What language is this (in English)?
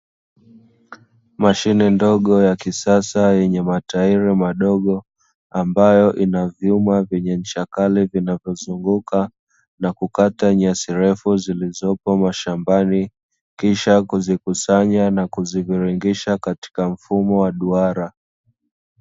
Swahili